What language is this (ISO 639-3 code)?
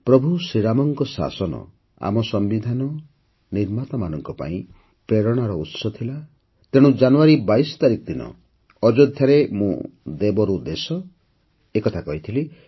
ori